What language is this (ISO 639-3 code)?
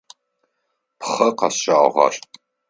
ady